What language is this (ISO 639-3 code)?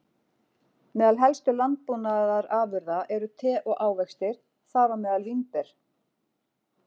isl